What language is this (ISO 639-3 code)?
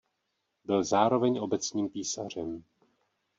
ces